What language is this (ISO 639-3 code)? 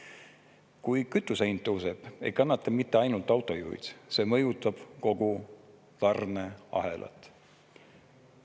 est